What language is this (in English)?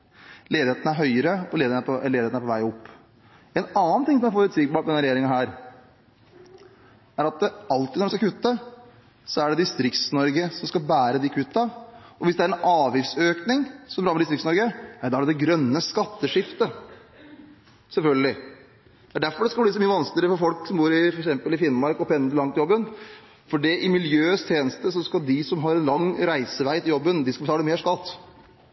Norwegian Bokmål